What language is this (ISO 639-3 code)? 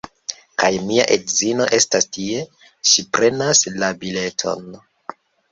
epo